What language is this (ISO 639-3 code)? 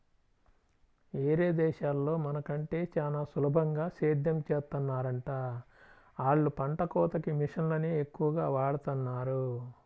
tel